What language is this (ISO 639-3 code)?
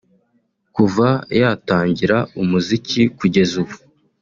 kin